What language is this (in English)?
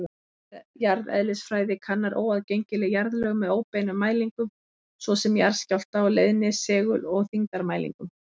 Icelandic